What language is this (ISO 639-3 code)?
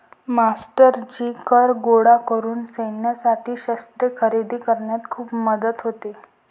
mar